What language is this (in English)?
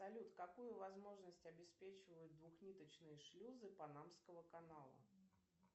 Russian